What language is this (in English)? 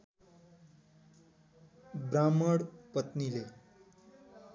Nepali